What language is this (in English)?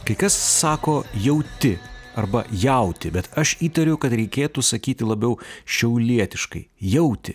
Lithuanian